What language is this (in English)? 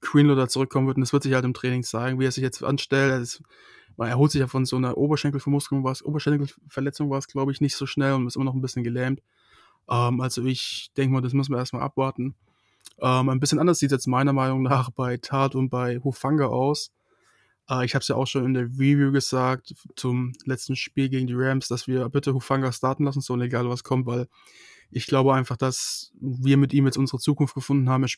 German